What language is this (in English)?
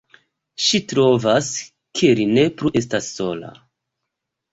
Esperanto